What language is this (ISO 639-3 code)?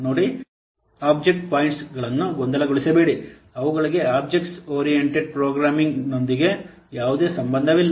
kan